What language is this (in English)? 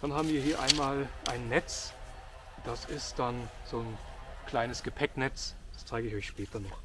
German